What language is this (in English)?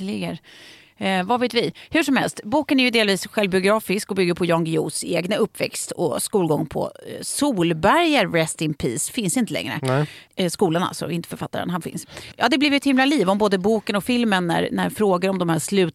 Swedish